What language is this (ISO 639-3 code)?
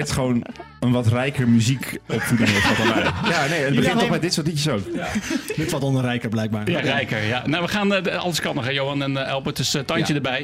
nld